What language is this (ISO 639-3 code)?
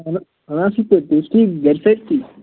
kas